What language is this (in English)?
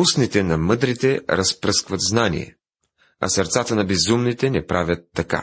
Bulgarian